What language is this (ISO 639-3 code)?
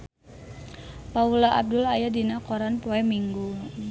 sun